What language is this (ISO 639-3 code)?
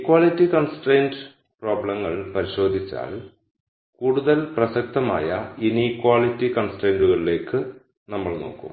mal